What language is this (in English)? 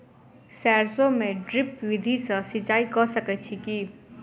Maithili